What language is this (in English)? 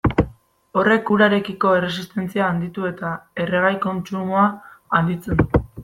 Basque